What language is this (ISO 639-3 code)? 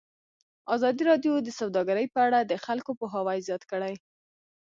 pus